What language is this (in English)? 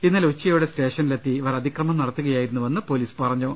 Malayalam